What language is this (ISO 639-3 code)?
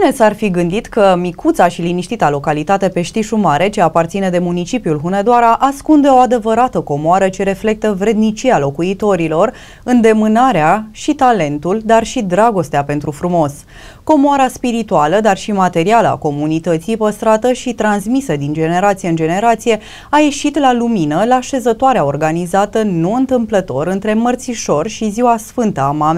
ron